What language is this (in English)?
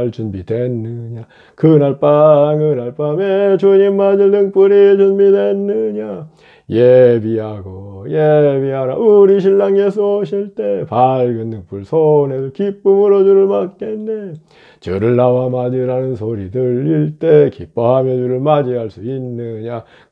Korean